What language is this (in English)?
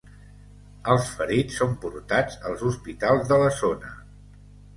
Catalan